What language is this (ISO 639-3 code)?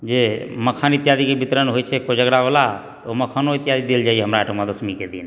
mai